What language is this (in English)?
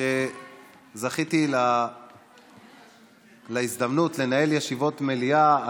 Hebrew